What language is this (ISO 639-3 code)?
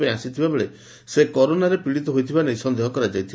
ori